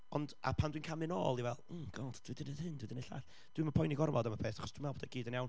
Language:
Welsh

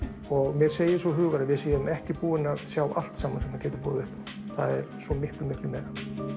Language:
Icelandic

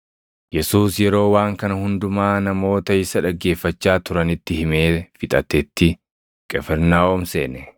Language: Oromo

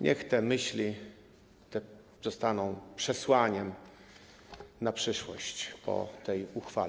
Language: Polish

